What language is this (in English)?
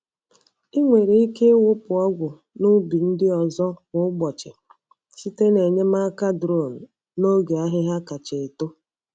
Igbo